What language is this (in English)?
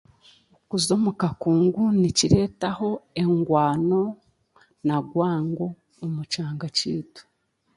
Chiga